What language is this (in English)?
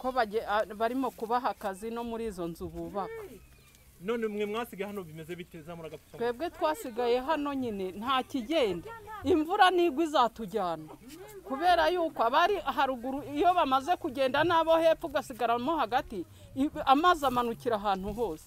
Turkish